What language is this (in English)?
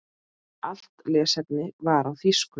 Icelandic